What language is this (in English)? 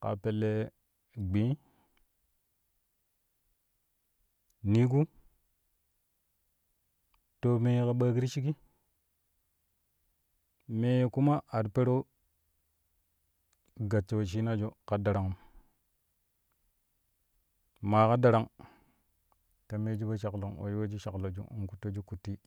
Kushi